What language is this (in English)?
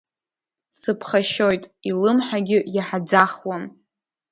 Abkhazian